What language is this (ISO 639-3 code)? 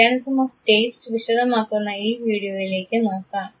mal